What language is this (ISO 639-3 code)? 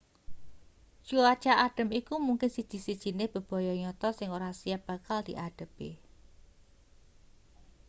jav